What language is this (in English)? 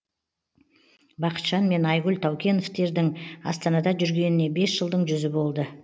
Kazakh